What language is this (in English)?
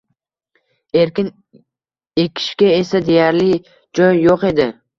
Uzbek